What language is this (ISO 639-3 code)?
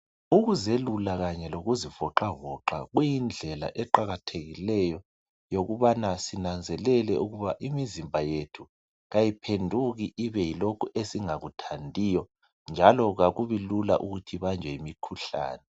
nde